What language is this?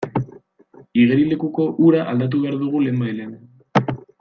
Basque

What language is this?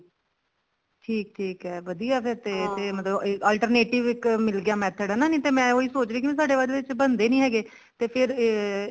Punjabi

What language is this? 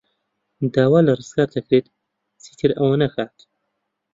Central Kurdish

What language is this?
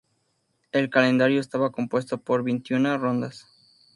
Spanish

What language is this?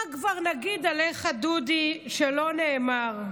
Hebrew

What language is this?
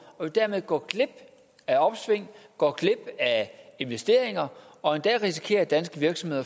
Danish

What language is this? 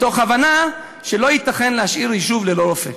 Hebrew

